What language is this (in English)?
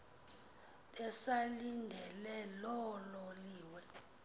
Xhosa